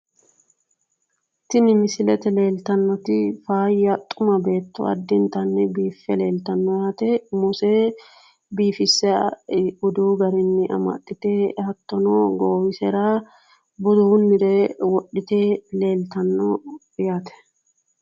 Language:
Sidamo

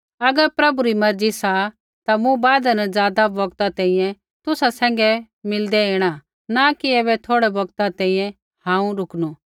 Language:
Kullu Pahari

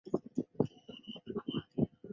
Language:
Chinese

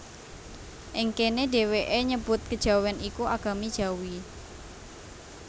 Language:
Javanese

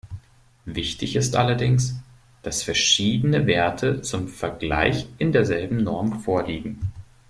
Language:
German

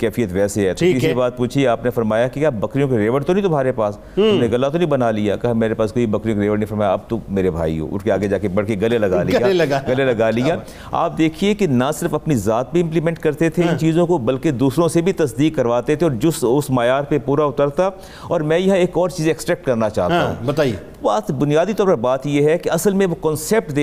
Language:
Urdu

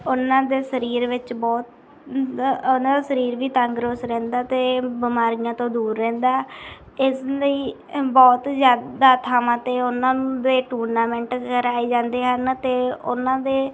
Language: Punjabi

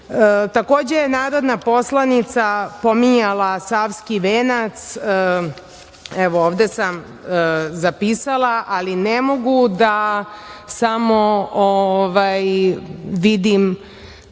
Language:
Serbian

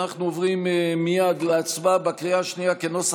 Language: Hebrew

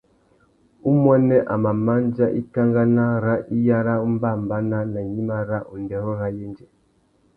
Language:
Tuki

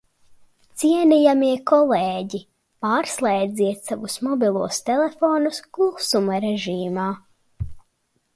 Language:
Latvian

